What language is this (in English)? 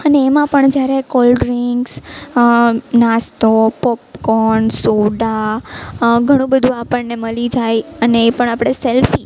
Gujarati